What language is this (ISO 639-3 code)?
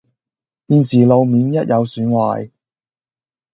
yue